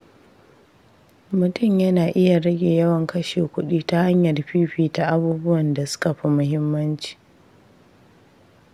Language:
Hausa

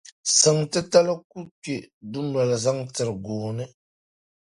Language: Dagbani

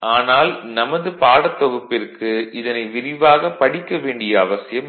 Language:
Tamil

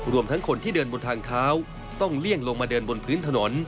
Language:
Thai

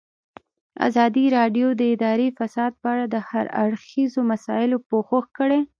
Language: Pashto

